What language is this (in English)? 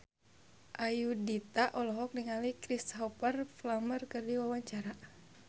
Sundanese